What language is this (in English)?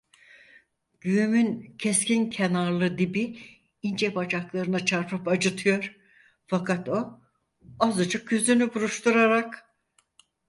Turkish